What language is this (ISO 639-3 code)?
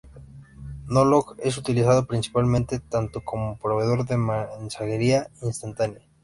spa